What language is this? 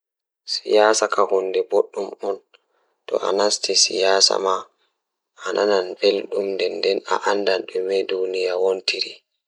Fula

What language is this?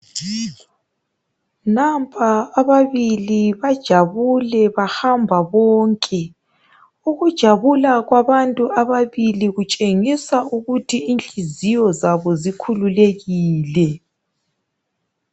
North Ndebele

